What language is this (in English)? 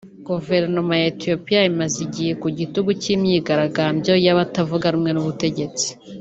Kinyarwanda